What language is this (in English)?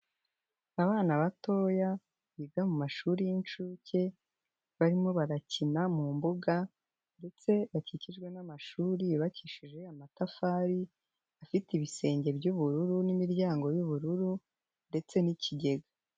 Kinyarwanda